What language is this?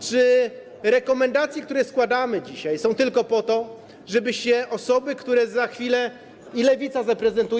Polish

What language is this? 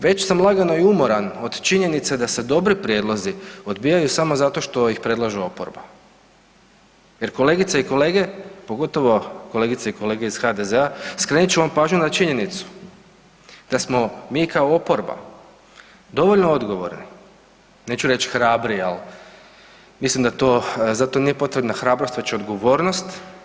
Croatian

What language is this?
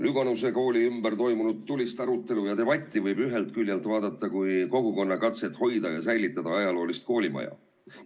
Estonian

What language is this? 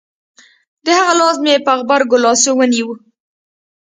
Pashto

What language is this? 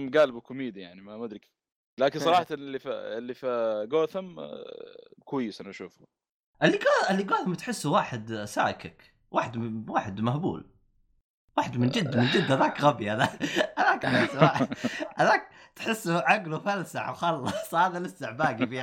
Arabic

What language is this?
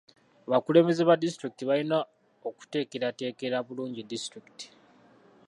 Ganda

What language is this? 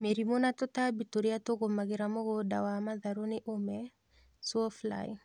Kikuyu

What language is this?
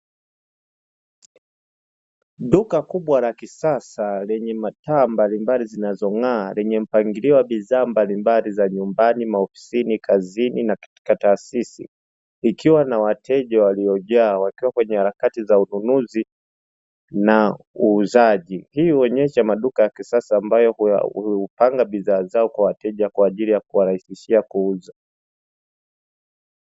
Swahili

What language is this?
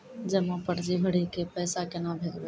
Maithili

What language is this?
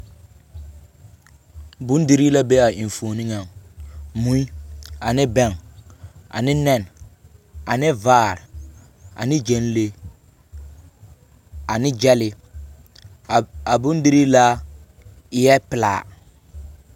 Southern Dagaare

